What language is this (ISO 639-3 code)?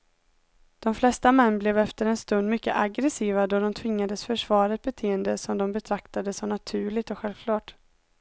swe